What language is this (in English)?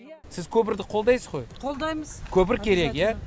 Kazakh